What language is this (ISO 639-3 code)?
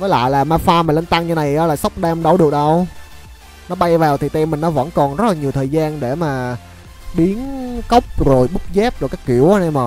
vie